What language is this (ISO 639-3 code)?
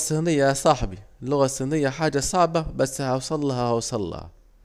aec